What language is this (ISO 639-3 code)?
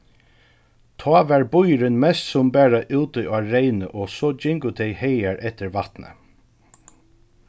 fao